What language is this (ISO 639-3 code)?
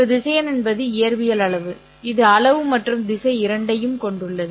tam